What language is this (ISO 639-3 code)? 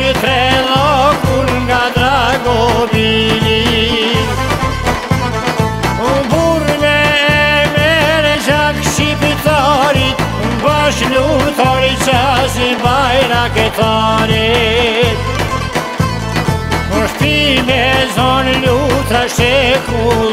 ron